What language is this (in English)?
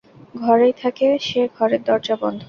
Bangla